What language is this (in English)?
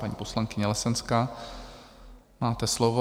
Czech